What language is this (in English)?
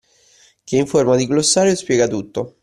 Italian